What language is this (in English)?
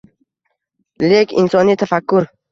Uzbek